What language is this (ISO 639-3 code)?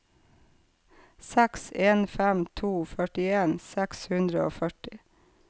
nor